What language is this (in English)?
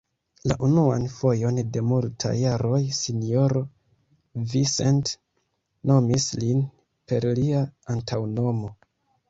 Esperanto